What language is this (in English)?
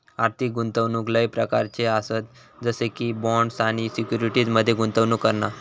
Marathi